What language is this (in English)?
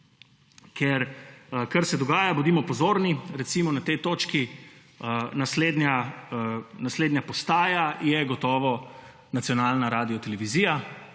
Slovenian